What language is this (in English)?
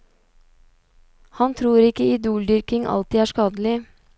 Norwegian